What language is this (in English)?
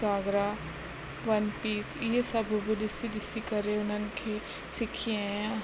Sindhi